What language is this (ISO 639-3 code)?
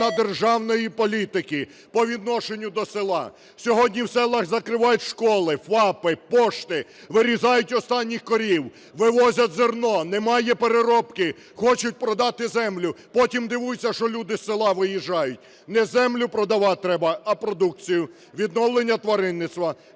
ukr